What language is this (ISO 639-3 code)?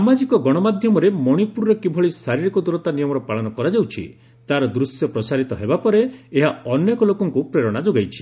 ori